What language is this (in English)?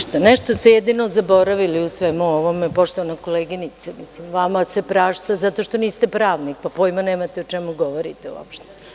Serbian